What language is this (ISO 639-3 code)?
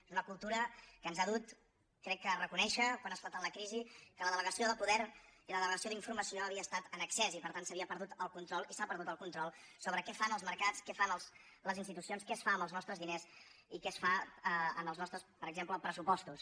cat